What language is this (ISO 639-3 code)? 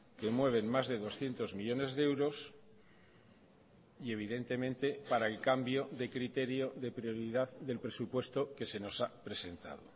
spa